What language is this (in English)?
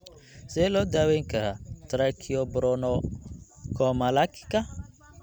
Somali